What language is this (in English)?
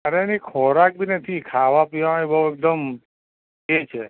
Gujarati